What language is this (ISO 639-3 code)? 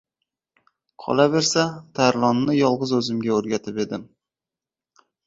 uzb